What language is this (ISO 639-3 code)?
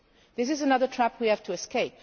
eng